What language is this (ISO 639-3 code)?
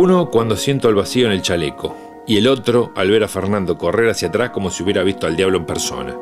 spa